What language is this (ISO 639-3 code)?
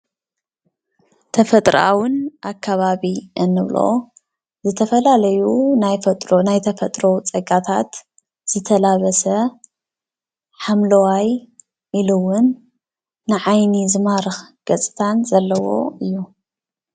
tir